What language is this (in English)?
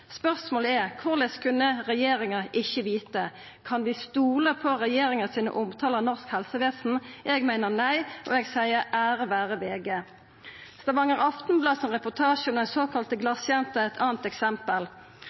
Norwegian Nynorsk